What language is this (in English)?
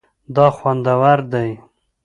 Pashto